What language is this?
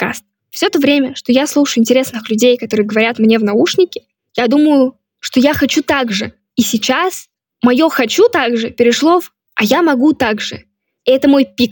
Russian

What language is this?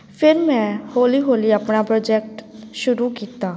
Punjabi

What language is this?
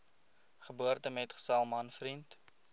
Afrikaans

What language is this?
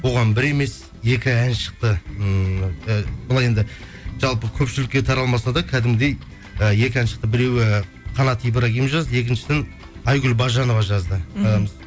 Kazakh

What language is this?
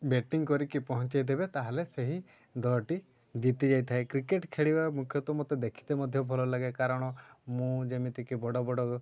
Odia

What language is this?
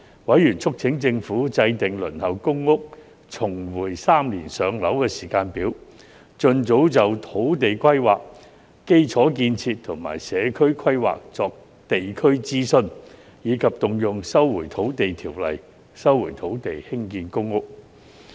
Cantonese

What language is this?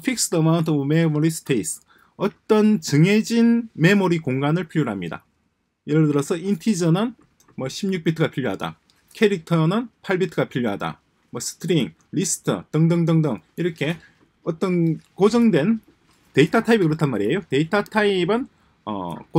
Korean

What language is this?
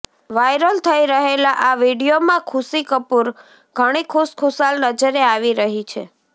Gujarati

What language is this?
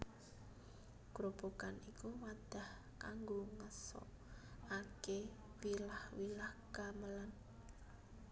Javanese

